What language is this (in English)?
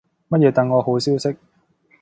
Cantonese